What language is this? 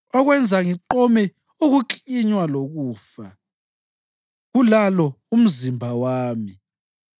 North Ndebele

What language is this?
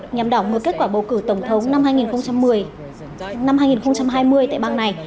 Vietnamese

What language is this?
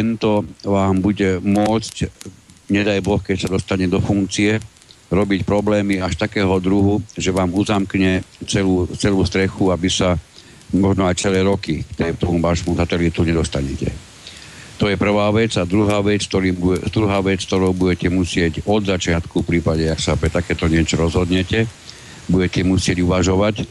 Slovak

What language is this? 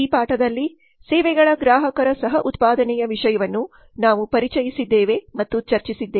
Kannada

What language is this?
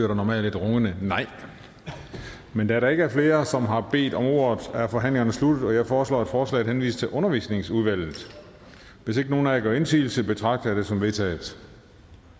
Danish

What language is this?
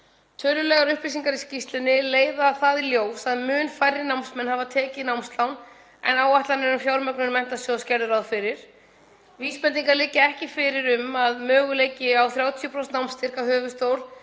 Icelandic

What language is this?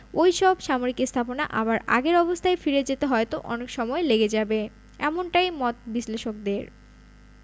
Bangla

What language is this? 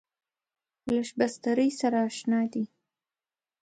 Pashto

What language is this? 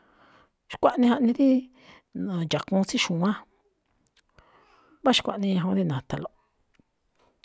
Malinaltepec Me'phaa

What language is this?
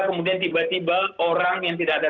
Indonesian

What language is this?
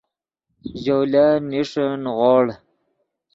Yidgha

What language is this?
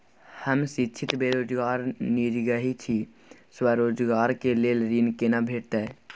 Maithili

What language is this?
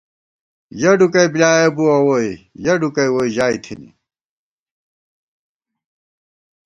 Gawar-Bati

